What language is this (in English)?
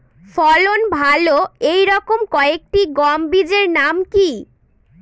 Bangla